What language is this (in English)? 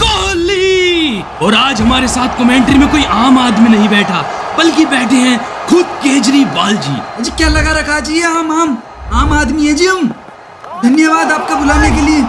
Hindi